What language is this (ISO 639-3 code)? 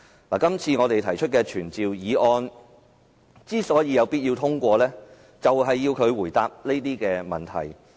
yue